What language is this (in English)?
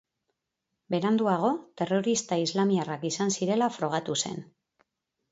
Basque